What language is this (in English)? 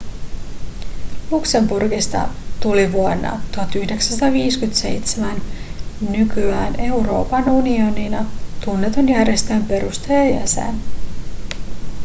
Finnish